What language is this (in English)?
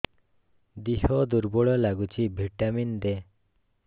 Odia